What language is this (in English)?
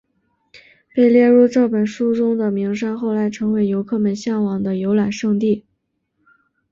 Chinese